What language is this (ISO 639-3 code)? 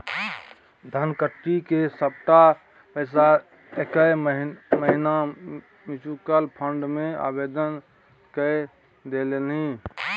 mai